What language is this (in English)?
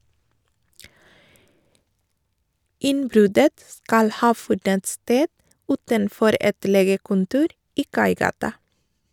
Norwegian